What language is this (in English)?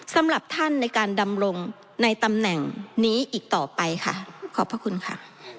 Thai